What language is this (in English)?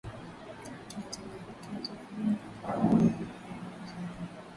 Swahili